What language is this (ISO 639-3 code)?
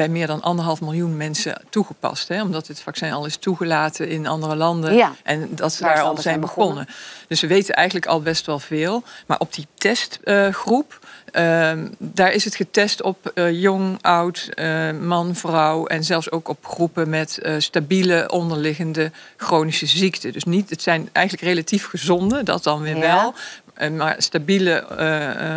nld